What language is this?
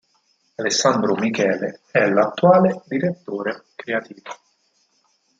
Italian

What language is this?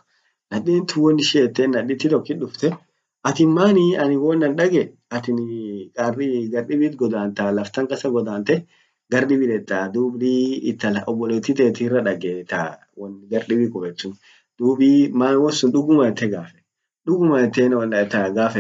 Orma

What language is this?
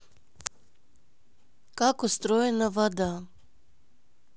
Russian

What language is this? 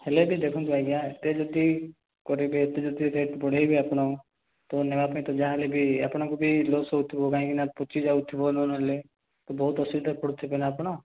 Odia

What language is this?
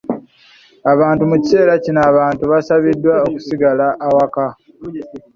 Ganda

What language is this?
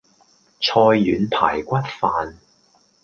Cantonese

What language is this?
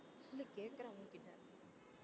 Tamil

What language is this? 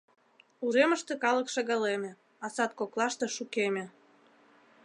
Mari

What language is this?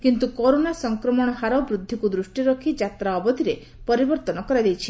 Odia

